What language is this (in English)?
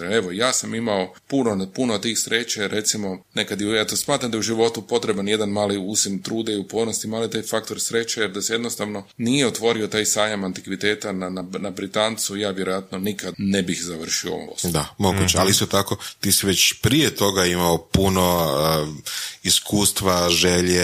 Croatian